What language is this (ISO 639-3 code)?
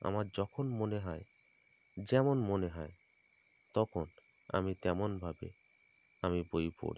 ben